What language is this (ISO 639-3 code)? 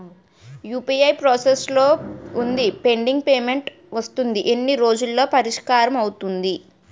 tel